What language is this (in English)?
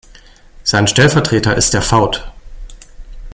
German